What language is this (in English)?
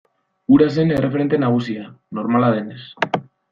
Basque